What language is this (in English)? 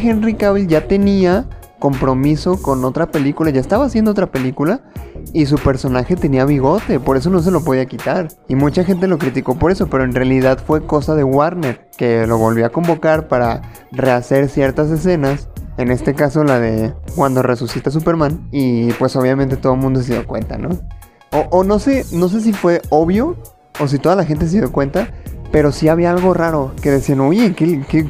Spanish